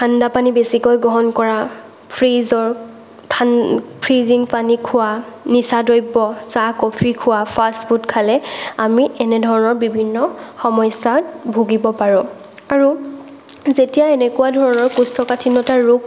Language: Assamese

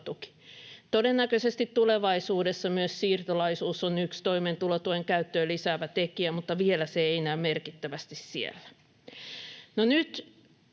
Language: Finnish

